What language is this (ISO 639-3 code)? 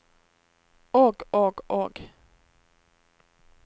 nor